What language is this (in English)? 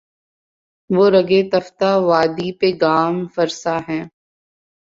Urdu